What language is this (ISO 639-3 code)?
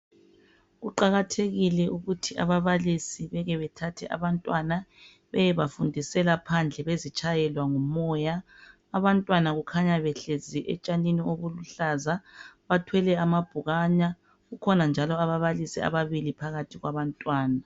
nde